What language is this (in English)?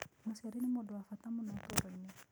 Kikuyu